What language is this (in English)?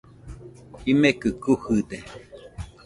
Nüpode Huitoto